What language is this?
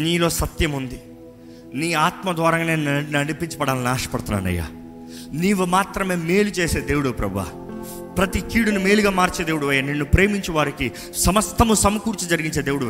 Telugu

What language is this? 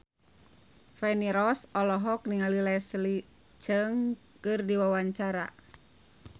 Sundanese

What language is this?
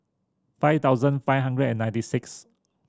English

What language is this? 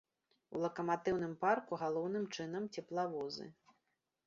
Belarusian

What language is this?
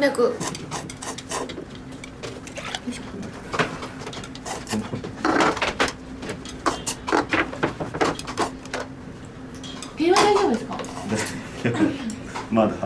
Japanese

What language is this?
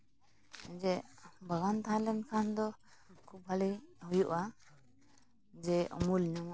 Santali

